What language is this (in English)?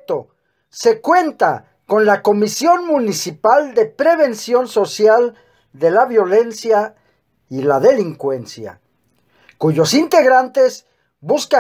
Spanish